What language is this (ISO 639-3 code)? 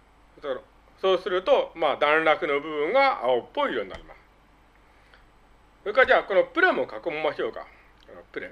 jpn